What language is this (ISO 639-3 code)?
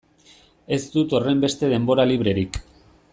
eus